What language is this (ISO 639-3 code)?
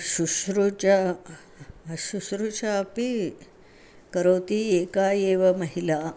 san